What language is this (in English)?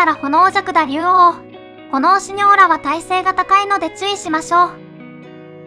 Japanese